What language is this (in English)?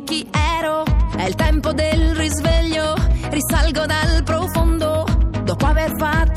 Italian